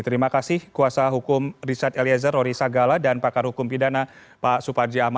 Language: Indonesian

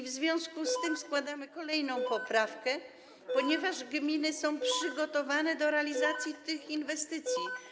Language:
Polish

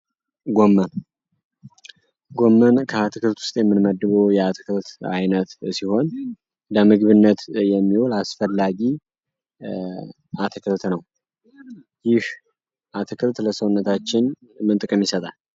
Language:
Amharic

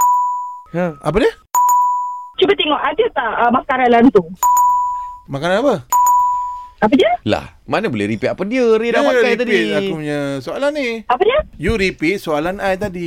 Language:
Malay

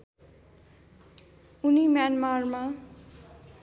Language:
Nepali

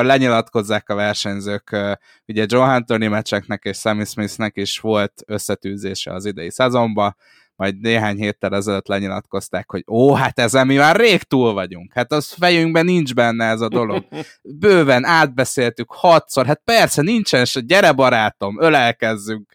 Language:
Hungarian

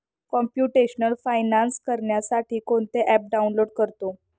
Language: Marathi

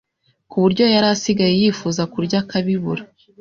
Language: Kinyarwanda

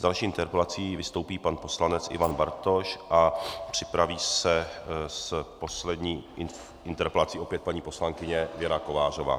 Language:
Czech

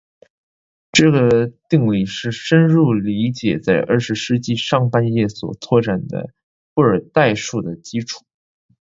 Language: Chinese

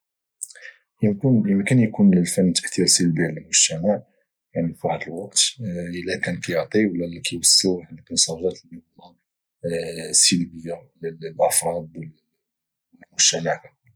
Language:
Moroccan Arabic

